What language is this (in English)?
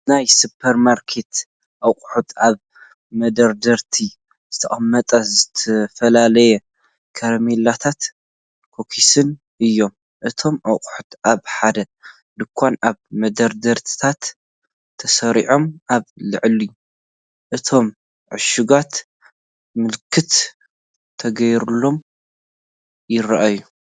Tigrinya